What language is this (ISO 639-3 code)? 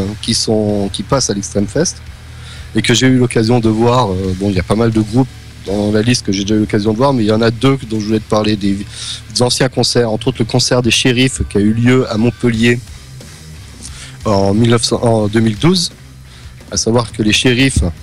fra